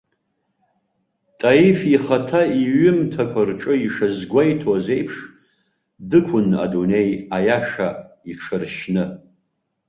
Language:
Abkhazian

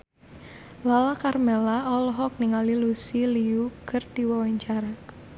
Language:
Sundanese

